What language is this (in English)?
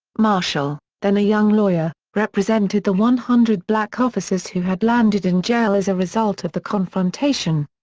English